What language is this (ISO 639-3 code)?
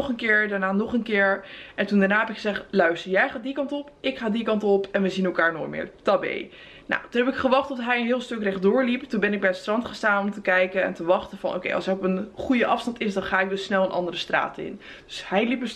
nld